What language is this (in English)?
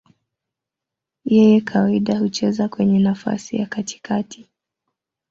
Swahili